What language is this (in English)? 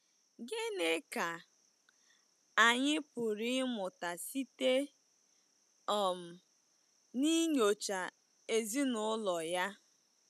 Igbo